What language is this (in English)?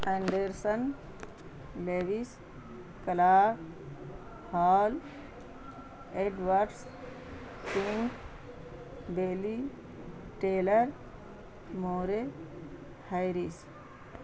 Urdu